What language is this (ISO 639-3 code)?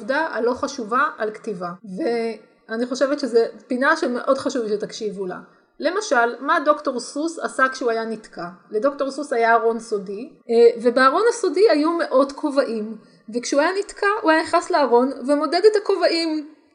heb